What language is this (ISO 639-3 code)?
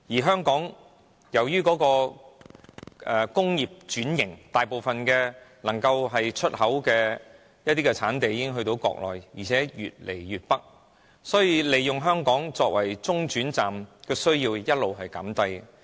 yue